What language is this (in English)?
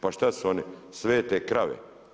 Croatian